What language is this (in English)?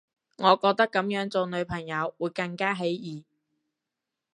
Cantonese